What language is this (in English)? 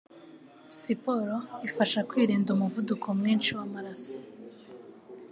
Kinyarwanda